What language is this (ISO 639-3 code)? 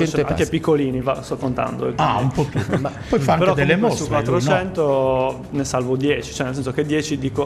ita